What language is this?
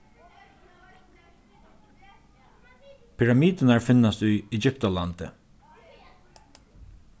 Faroese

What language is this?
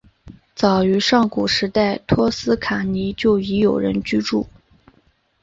Chinese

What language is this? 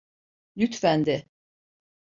Turkish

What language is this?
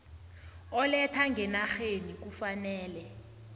South Ndebele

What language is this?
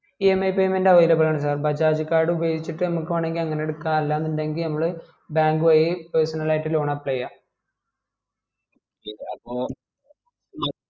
Malayalam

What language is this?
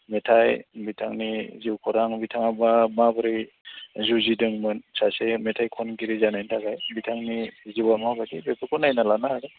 Bodo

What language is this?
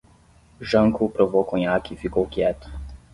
Portuguese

